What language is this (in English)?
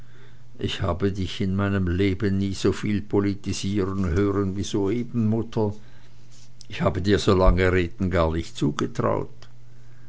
German